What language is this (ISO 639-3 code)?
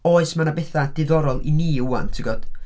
cym